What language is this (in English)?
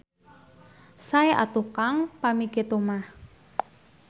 Sundanese